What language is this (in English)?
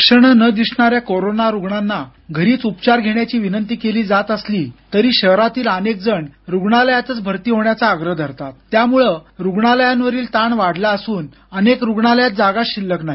Marathi